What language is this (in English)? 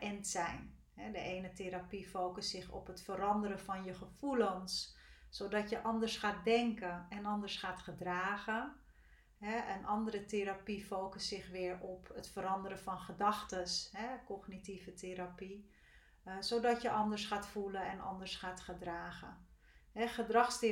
Dutch